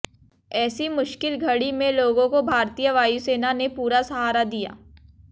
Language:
Hindi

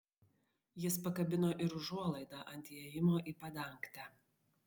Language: Lithuanian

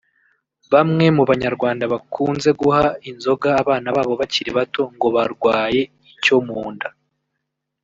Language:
Kinyarwanda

